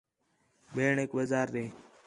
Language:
Khetrani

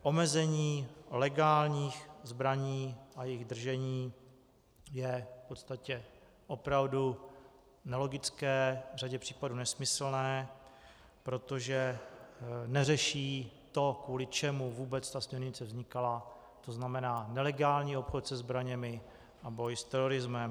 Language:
Czech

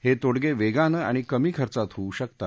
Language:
Marathi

